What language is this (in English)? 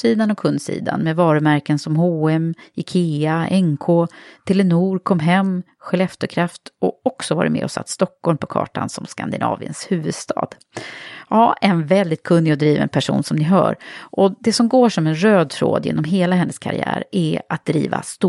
Swedish